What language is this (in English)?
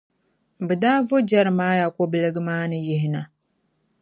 Dagbani